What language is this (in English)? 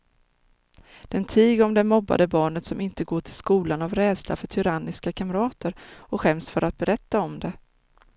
Swedish